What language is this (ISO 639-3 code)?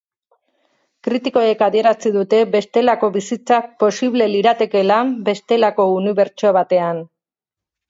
eus